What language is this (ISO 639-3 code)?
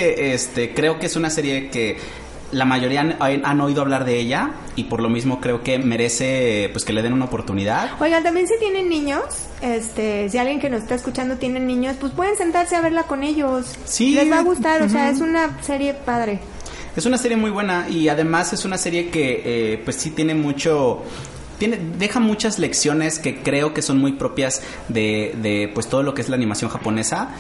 spa